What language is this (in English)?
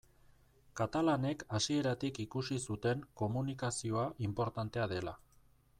Basque